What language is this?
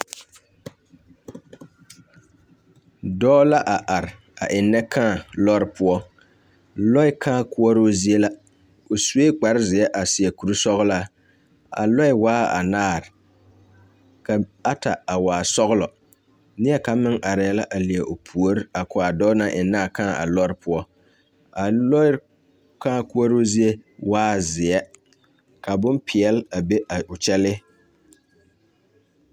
Southern Dagaare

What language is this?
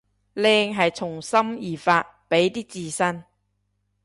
Cantonese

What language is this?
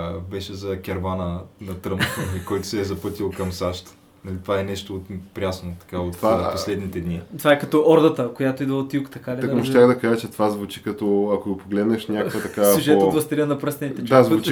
Bulgarian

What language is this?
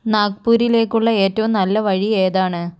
Malayalam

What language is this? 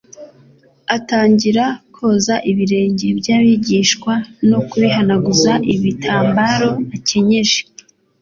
Kinyarwanda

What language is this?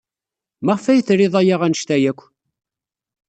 Kabyle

